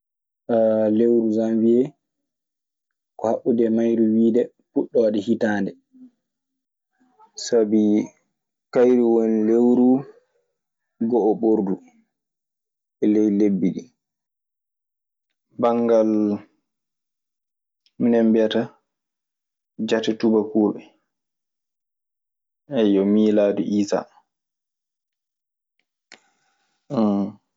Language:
Maasina Fulfulde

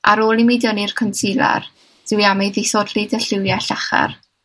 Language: Welsh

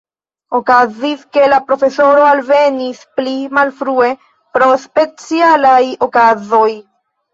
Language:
Esperanto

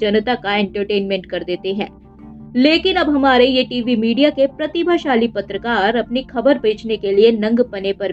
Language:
Hindi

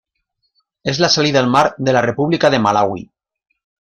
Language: Spanish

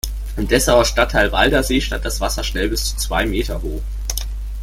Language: German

